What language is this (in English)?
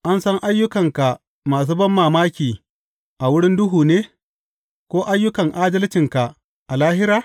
Hausa